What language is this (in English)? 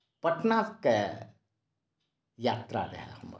Maithili